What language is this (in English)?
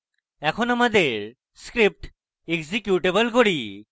Bangla